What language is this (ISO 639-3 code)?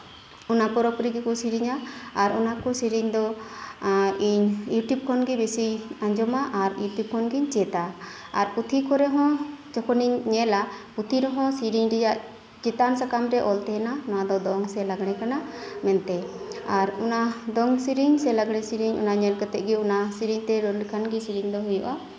sat